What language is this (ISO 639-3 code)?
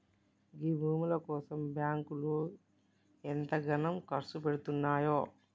tel